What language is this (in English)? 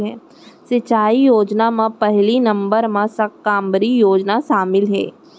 Chhattisgarhi